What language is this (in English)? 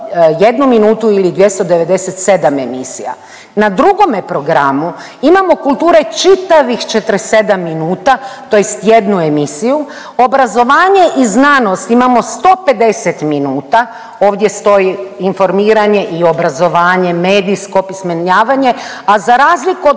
Croatian